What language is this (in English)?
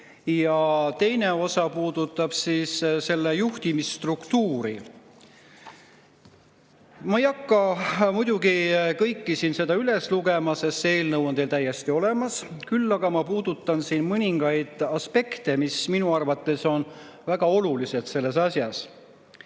Estonian